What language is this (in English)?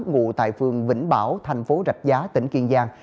Vietnamese